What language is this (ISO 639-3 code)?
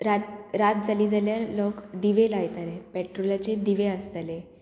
kok